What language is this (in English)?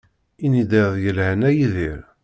Kabyle